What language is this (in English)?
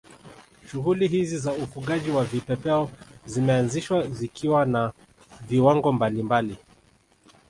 Swahili